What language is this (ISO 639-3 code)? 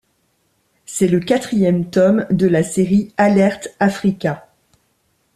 fra